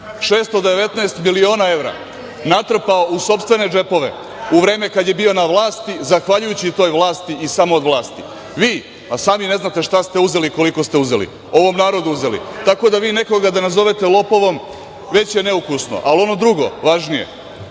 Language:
Serbian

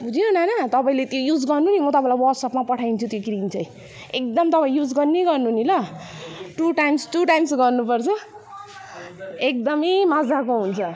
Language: Nepali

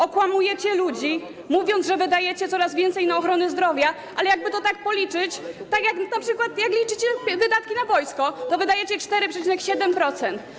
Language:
Polish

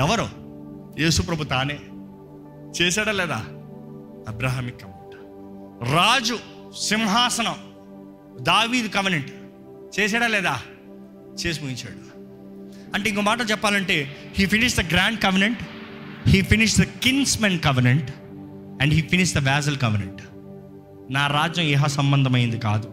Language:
Telugu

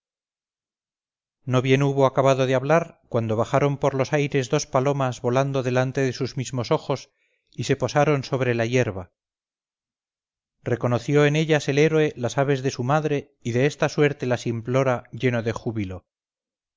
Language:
Spanish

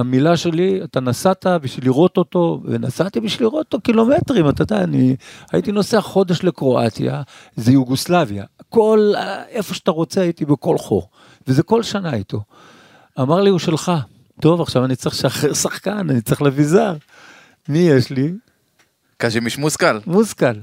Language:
Hebrew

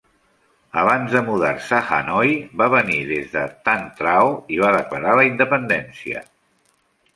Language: Catalan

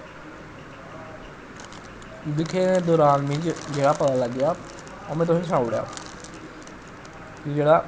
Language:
Dogri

